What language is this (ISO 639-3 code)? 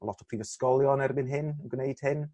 cym